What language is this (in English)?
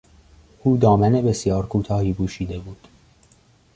Persian